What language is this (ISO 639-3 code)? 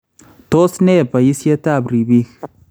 kln